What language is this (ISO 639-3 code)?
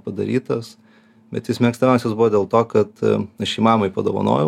lit